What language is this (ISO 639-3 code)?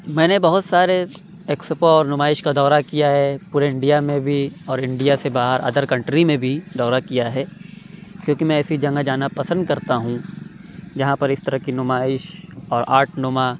urd